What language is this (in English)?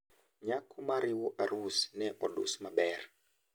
Luo (Kenya and Tanzania)